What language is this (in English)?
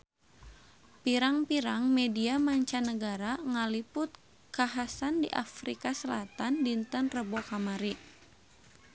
Sundanese